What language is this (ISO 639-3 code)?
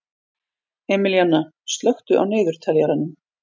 isl